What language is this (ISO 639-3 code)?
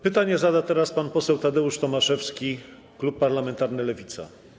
pol